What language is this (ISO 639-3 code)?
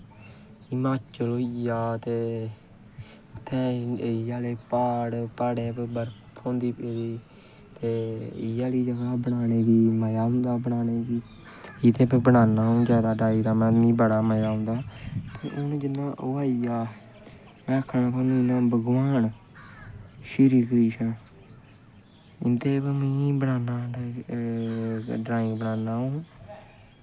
doi